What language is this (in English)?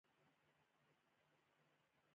Pashto